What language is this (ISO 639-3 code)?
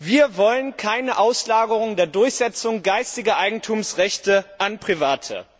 deu